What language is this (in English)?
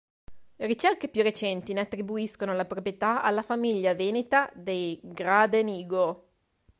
Italian